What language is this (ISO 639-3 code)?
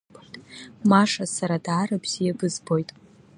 abk